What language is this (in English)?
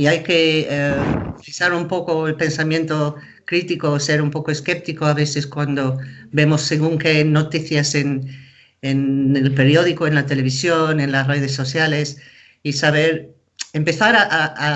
Spanish